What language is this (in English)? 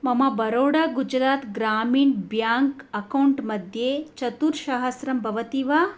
Sanskrit